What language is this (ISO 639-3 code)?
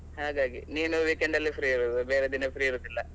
kan